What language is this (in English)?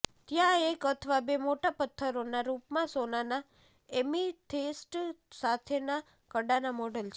Gujarati